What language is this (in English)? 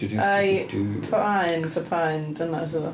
Welsh